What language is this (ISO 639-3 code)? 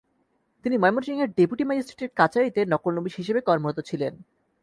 ben